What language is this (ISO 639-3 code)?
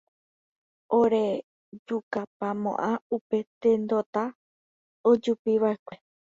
grn